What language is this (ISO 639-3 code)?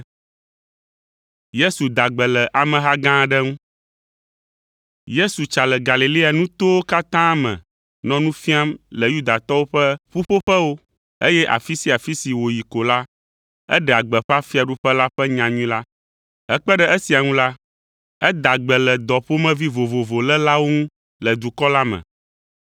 ewe